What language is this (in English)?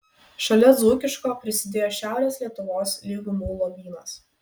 Lithuanian